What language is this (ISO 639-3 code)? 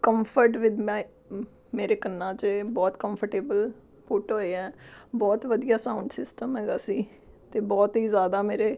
pan